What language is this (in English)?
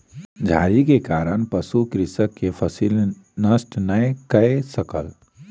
Maithili